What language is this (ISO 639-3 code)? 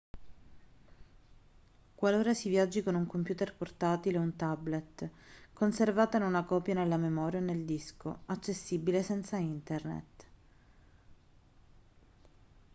ita